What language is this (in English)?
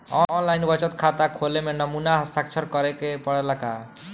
Bhojpuri